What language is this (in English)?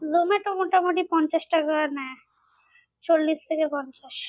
Bangla